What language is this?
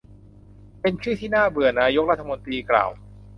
Thai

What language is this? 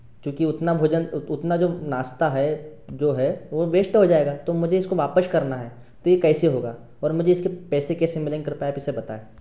Hindi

